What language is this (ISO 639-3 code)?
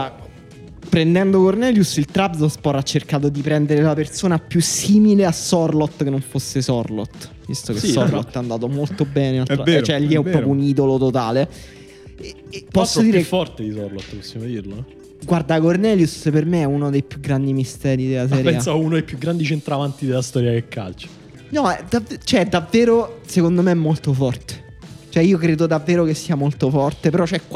ita